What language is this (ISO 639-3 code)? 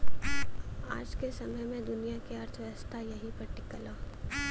bho